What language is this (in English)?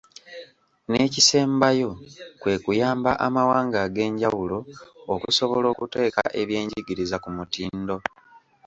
Ganda